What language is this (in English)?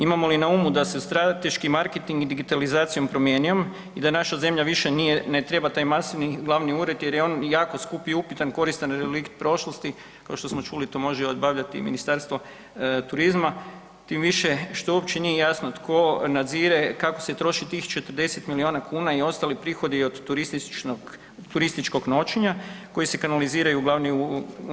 Croatian